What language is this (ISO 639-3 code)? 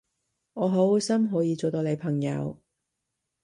yue